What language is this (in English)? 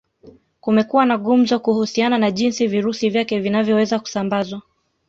Swahili